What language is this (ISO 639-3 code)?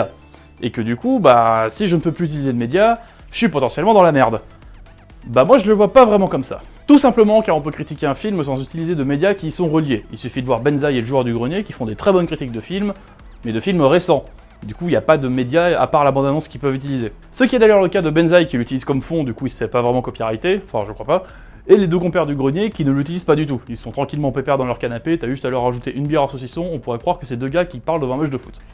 fra